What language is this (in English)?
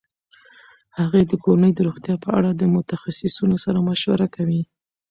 Pashto